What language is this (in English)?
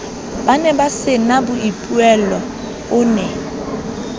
Southern Sotho